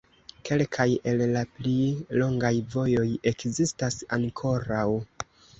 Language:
Esperanto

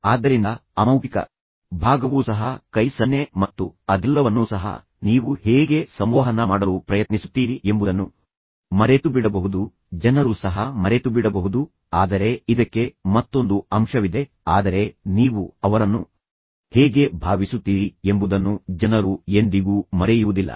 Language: Kannada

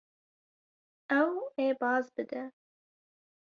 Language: Kurdish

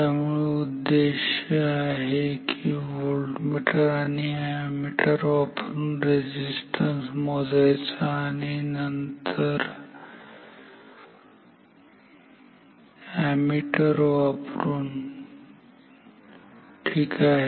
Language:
Marathi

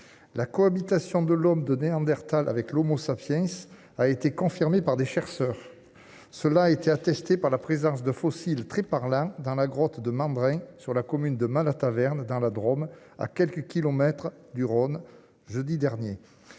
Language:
French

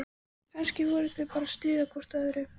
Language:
Icelandic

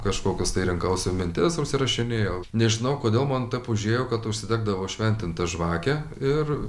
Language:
Lithuanian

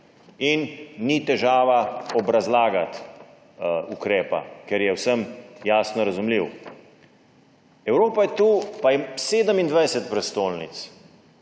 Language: Slovenian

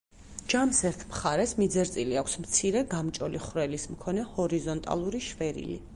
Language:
Georgian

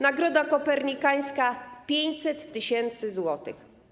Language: Polish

